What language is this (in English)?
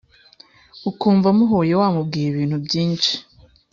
Kinyarwanda